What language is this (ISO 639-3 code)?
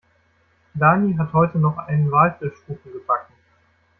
deu